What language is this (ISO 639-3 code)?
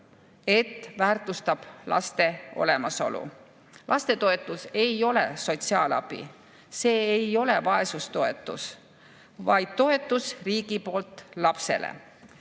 est